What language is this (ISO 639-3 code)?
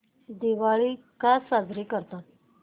mar